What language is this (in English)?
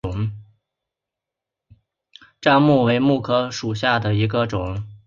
Chinese